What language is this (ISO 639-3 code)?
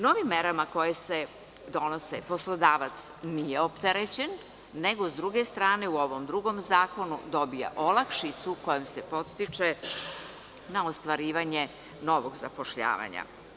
srp